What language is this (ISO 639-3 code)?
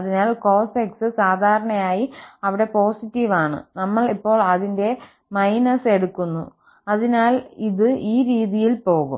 mal